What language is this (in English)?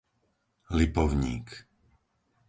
Slovak